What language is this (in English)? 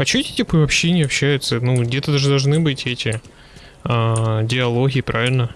Russian